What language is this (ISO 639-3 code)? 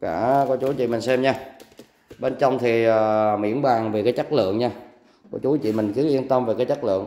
vie